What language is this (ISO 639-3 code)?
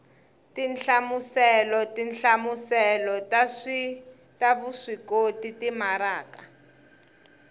tso